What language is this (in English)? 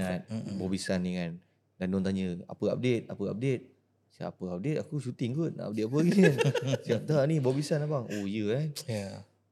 Malay